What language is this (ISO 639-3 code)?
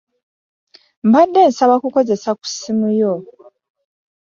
lug